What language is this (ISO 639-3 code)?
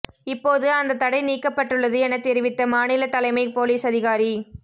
tam